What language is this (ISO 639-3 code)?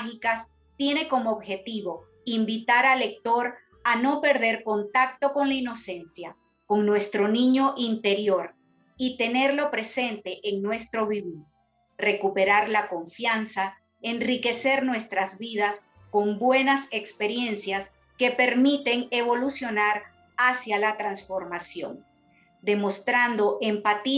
spa